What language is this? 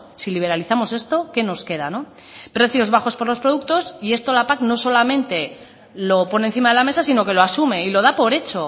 Spanish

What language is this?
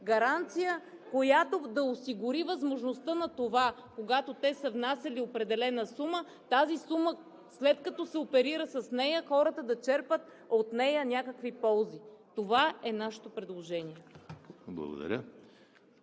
Bulgarian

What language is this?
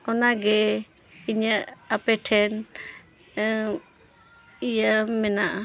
Santali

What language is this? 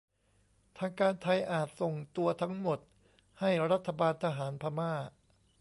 Thai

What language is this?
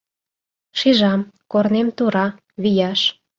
Mari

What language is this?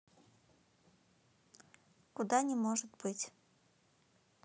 Russian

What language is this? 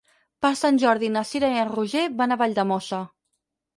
Catalan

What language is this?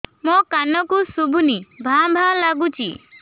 Odia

